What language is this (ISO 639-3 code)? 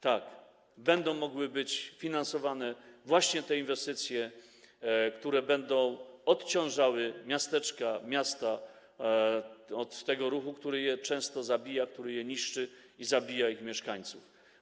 pol